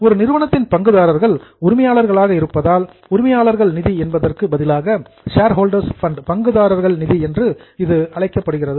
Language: Tamil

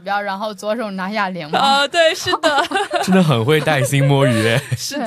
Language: Chinese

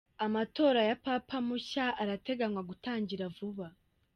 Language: Kinyarwanda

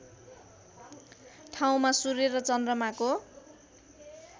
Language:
Nepali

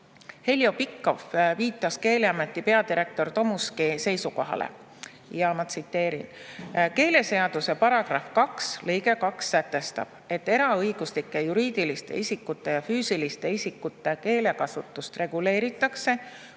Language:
Estonian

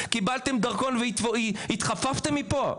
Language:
Hebrew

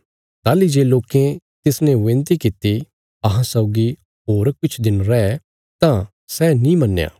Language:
Bilaspuri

